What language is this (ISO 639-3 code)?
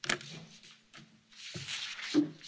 deu